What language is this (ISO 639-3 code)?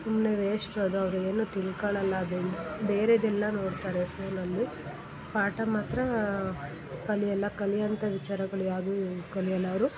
kan